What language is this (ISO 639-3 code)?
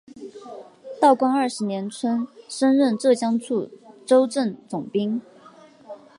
zho